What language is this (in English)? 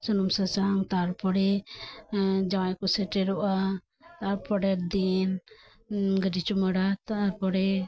Santali